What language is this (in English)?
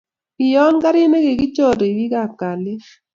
Kalenjin